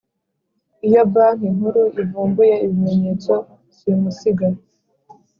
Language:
Kinyarwanda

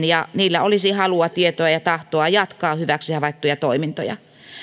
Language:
Finnish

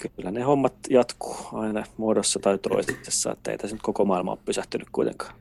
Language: Finnish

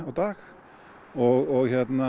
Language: Icelandic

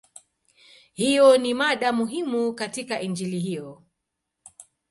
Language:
Swahili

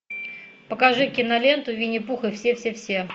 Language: Russian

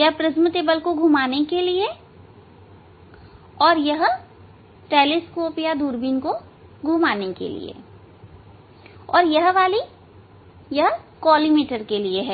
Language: Hindi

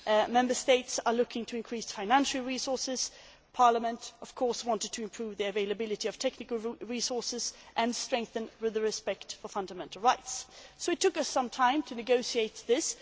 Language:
English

